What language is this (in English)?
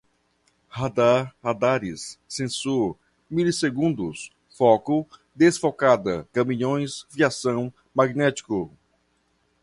Portuguese